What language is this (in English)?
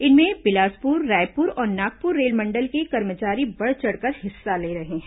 Hindi